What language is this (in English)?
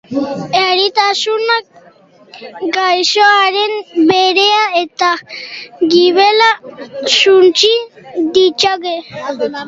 Basque